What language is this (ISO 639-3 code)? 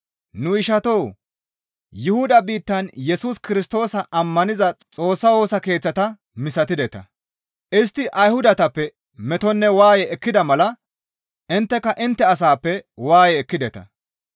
gmv